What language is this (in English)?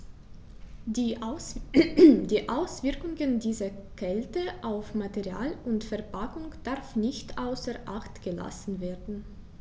German